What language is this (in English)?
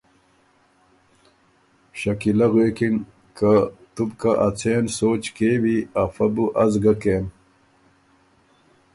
Ormuri